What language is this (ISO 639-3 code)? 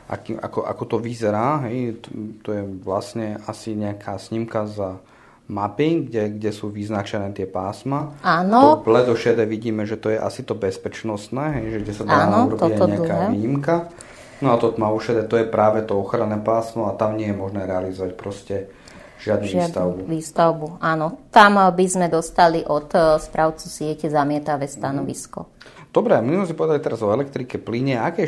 slk